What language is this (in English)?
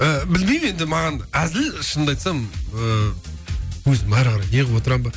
Kazakh